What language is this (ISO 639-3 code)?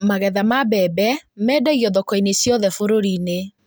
kik